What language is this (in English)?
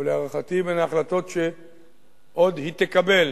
Hebrew